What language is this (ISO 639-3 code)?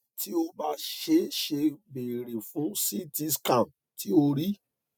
yor